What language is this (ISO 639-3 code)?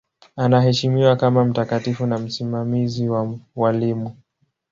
swa